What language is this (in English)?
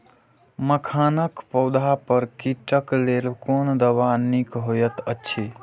Maithili